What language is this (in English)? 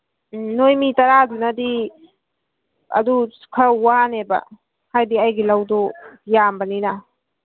Manipuri